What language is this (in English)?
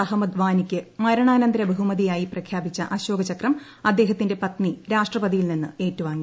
Malayalam